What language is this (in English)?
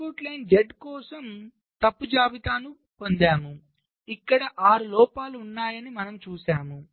Telugu